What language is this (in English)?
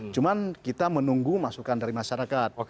Indonesian